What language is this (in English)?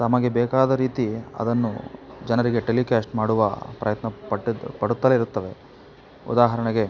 Kannada